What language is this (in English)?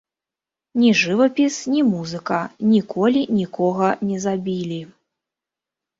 Belarusian